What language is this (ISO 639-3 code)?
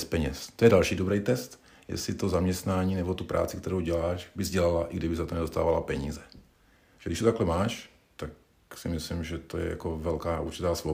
ces